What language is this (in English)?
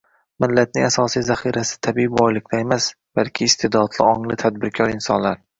Uzbek